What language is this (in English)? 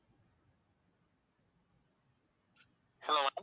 Tamil